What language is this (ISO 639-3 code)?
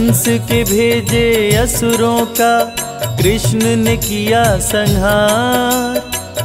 hin